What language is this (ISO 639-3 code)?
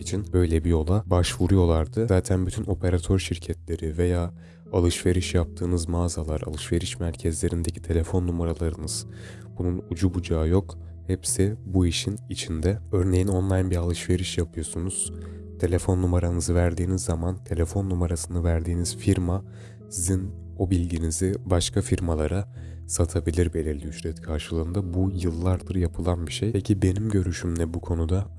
tur